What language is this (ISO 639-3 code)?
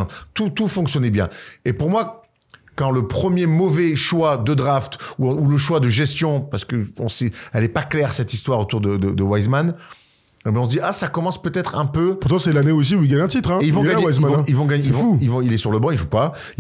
fra